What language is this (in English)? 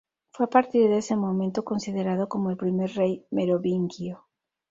Spanish